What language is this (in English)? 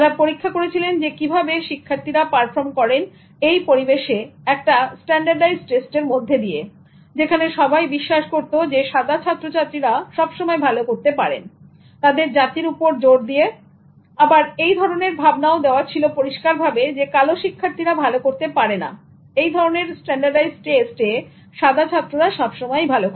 Bangla